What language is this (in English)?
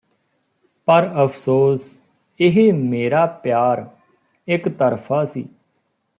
Punjabi